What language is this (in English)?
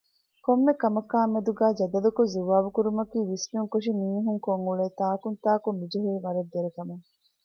Divehi